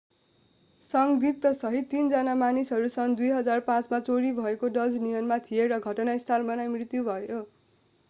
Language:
Nepali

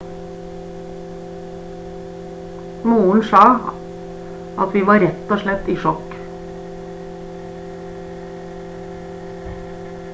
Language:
Norwegian Bokmål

